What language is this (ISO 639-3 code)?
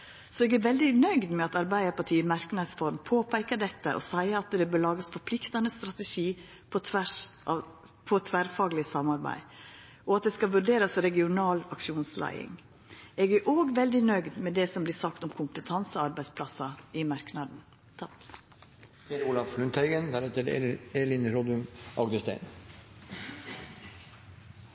nno